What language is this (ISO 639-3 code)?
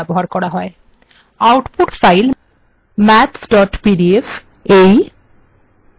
ben